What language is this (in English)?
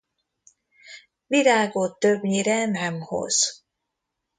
Hungarian